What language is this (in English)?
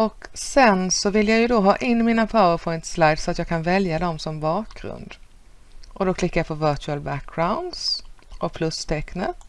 Swedish